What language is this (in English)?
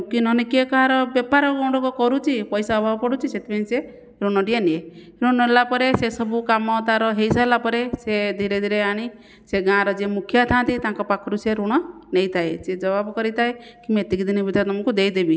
Odia